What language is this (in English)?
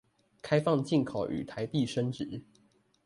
Chinese